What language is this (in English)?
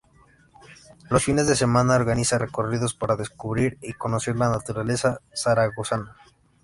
Spanish